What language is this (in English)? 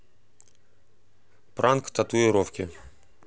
Russian